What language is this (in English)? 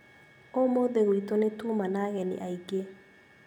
Kikuyu